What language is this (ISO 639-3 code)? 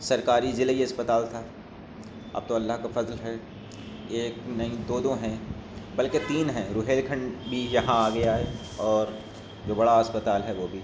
urd